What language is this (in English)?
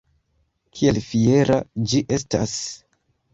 Esperanto